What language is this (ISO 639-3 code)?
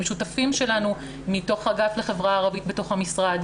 heb